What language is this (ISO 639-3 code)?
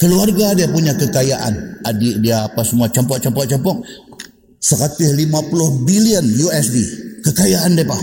msa